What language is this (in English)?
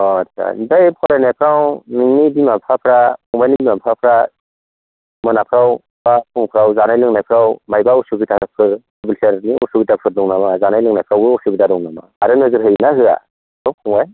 Bodo